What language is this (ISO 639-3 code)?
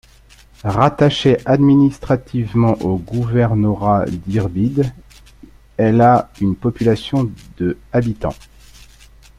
fra